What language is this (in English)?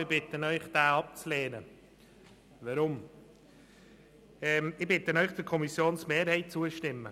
Swiss German